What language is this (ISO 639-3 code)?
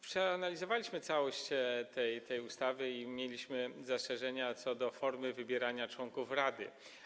pol